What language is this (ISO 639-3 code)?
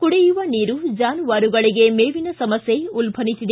kan